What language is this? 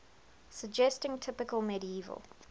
English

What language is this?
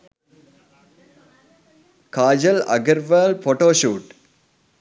Sinhala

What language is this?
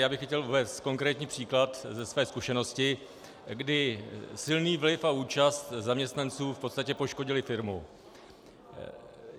Czech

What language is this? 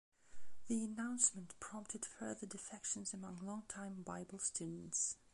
English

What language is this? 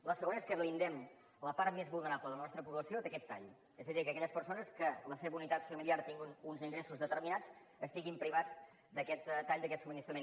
Catalan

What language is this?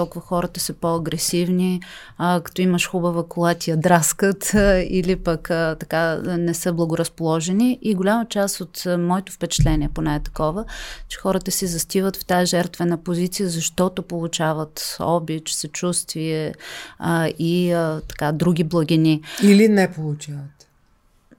Bulgarian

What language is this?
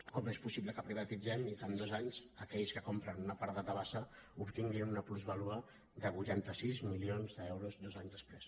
Catalan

